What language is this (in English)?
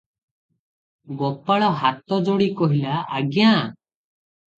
Odia